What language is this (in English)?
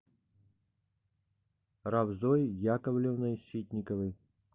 Russian